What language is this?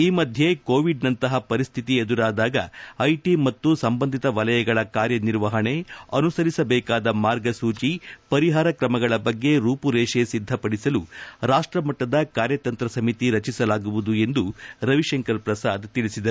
Kannada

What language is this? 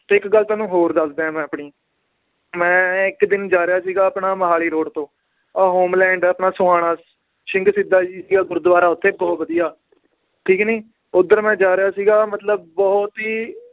Punjabi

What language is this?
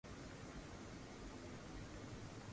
Swahili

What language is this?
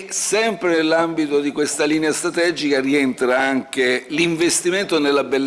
Italian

